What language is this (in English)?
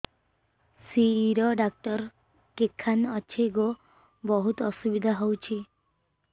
Odia